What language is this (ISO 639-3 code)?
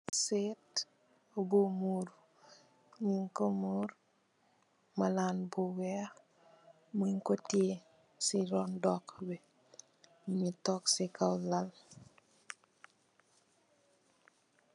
wol